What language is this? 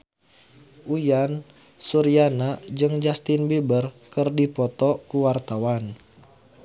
Sundanese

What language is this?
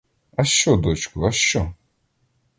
Ukrainian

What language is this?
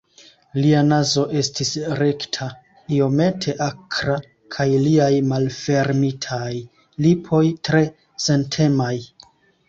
Esperanto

